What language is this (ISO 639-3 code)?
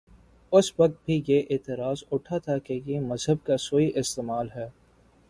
urd